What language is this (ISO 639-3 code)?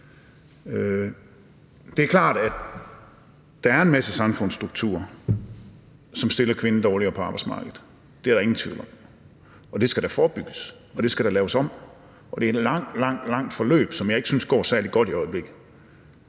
dan